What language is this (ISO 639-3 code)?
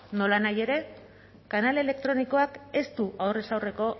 eus